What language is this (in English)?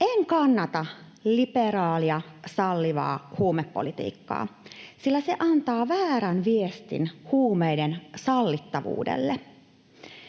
Finnish